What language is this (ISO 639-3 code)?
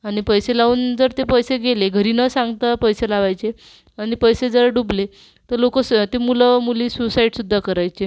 mar